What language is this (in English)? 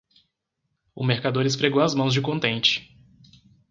Portuguese